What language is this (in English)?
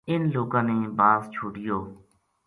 Gujari